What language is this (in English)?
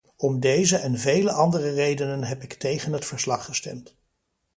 Dutch